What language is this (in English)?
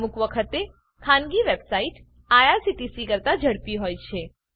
Gujarati